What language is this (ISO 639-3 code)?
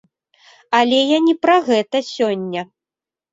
bel